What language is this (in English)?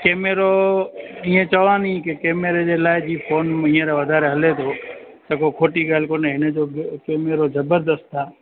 Sindhi